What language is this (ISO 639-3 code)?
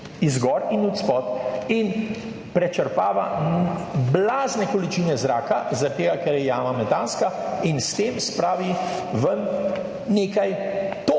slv